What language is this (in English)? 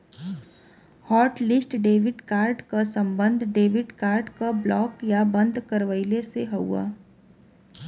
Bhojpuri